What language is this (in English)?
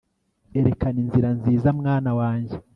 Kinyarwanda